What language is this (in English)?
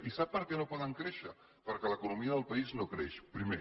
Catalan